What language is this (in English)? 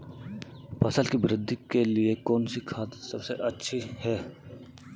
Hindi